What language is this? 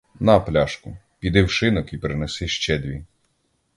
Ukrainian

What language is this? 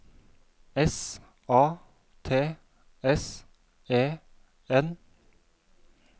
Norwegian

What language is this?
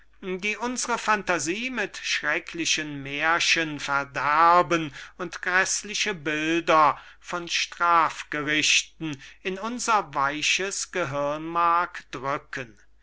German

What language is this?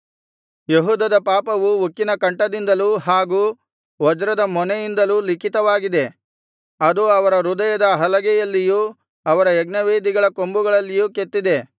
Kannada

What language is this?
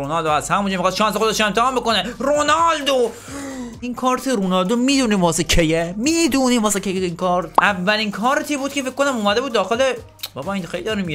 Persian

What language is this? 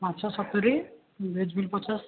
Odia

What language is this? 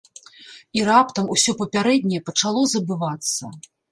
Belarusian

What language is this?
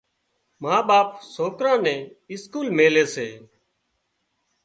Wadiyara Koli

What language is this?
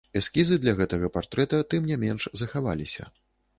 Belarusian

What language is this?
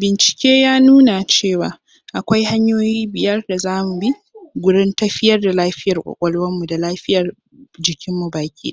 Hausa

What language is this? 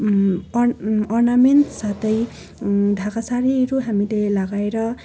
Nepali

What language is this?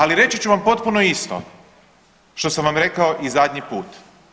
Croatian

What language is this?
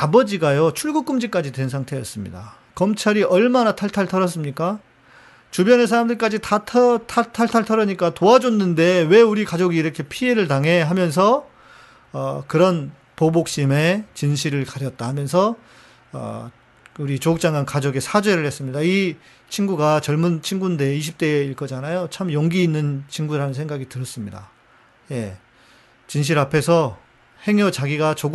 Korean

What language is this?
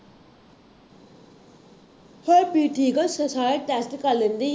Punjabi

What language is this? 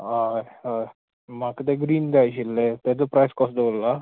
Konkani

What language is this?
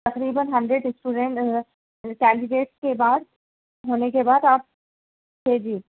Urdu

